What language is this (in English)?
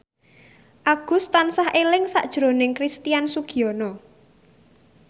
Javanese